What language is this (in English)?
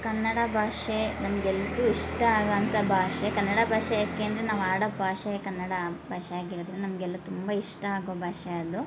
Kannada